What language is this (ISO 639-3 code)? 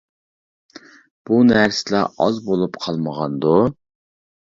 uig